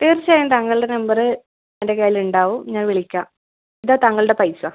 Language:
Malayalam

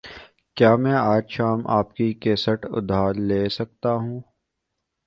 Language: Urdu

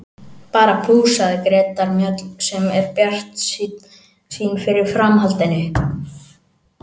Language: Icelandic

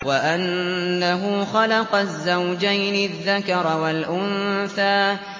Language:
Arabic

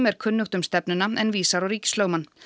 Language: Icelandic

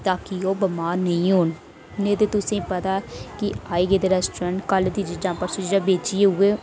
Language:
Dogri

